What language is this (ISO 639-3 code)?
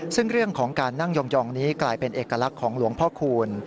tha